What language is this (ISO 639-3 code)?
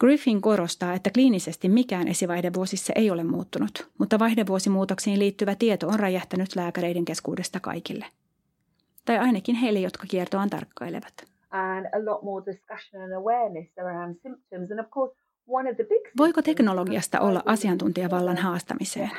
fin